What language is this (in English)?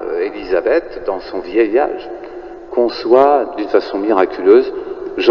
French